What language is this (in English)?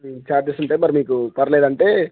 Telugu